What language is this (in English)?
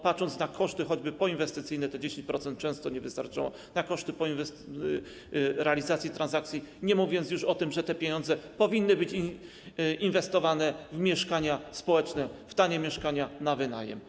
Polish